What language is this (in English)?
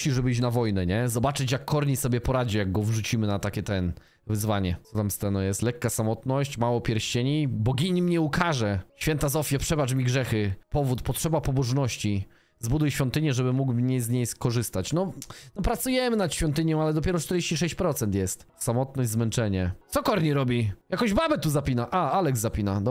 Polish